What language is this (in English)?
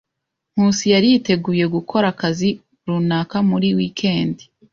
Kinyarwanda